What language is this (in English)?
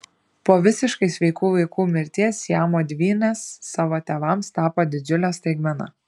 Lithuanian